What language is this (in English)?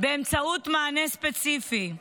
Hebrew